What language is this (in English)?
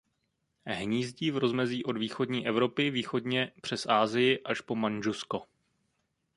Czech